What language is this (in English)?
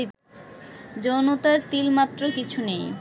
Bangla